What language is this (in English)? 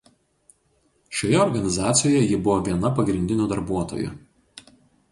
Lithuanian